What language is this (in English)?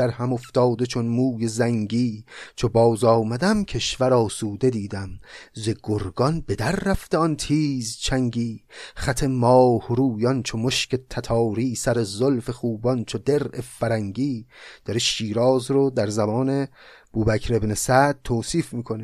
Persian